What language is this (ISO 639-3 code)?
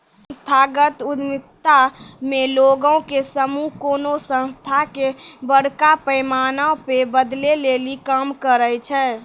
mai